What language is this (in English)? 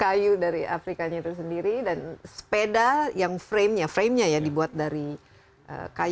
Indonesian